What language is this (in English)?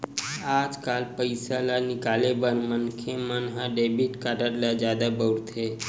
Chhattisgarhi